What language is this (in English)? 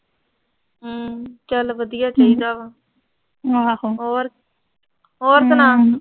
Punjabi